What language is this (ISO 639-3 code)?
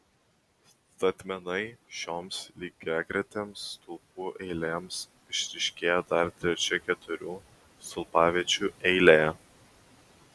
lit